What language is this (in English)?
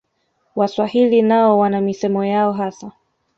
Swahili